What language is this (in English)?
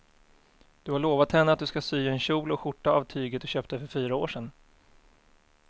Swedish